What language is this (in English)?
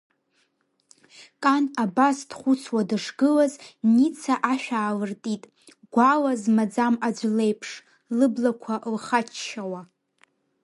Abkhazian